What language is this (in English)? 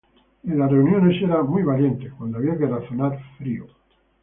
Spanish